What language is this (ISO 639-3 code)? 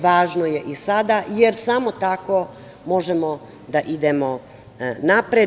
srp